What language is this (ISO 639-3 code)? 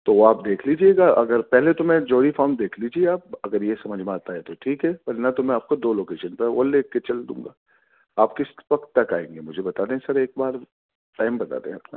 urd